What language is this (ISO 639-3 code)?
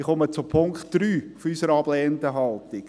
gsw